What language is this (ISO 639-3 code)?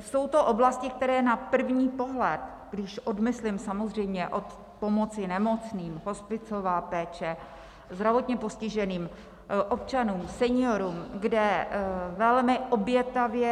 ces